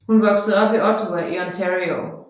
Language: Danish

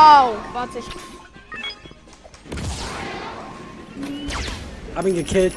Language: German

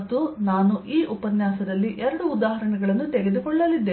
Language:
Kannada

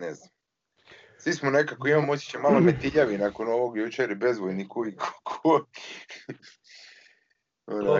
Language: Croatian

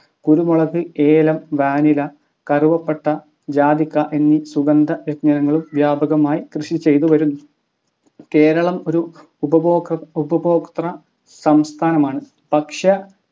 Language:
Malayalam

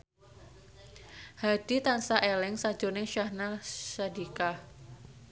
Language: Javanese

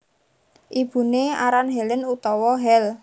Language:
Javanese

